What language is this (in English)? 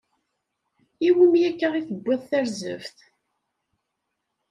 Kabyle